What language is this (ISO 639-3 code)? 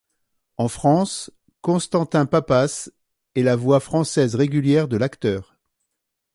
fra